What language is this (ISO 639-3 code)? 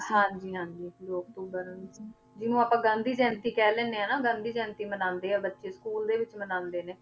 pan